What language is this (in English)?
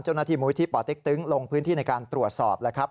Thai